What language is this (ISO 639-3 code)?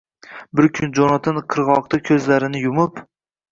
uzb